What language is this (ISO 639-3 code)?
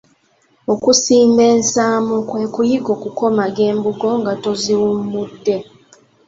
lug